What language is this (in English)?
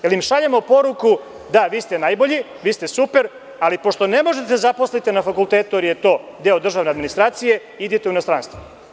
Serbian